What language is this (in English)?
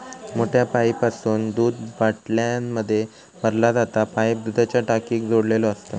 Marathi